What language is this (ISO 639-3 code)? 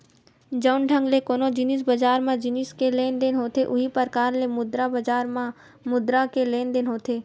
hne